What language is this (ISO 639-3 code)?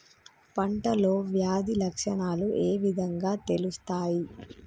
tel